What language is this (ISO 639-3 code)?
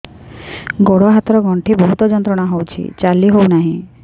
ori